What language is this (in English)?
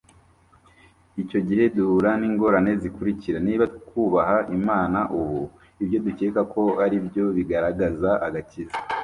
Kinyarwanda